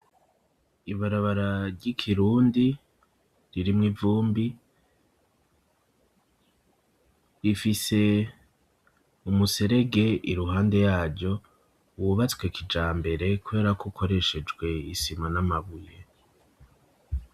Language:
Rundi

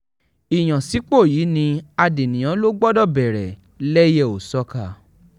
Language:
Yoruba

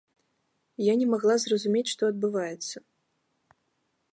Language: Belarusian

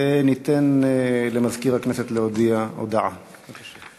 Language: Hebrew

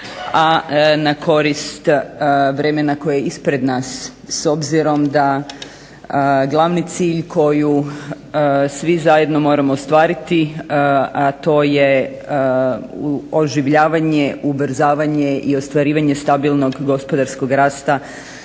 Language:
Croatian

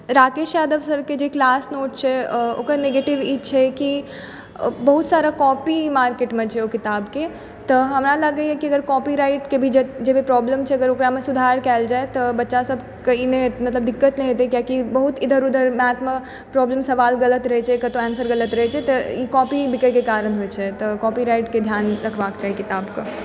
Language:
Maithili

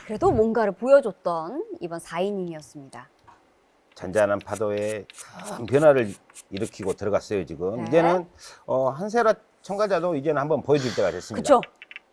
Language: Korean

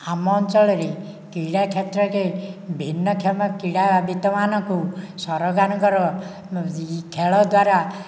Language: Odia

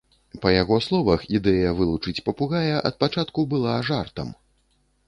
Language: Belarusian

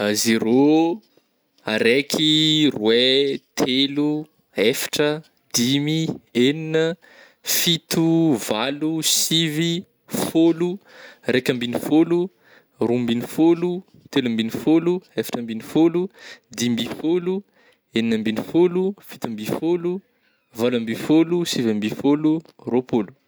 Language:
Northern Betsimisaraka Malagasy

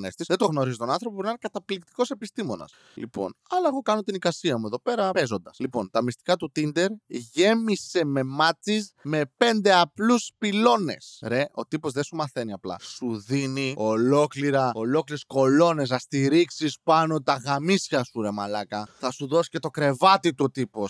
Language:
Greek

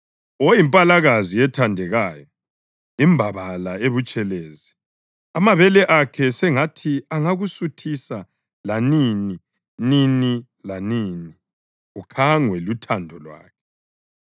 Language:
North Ndebele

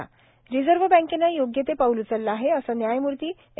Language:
Marathi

